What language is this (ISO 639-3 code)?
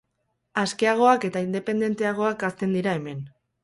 eus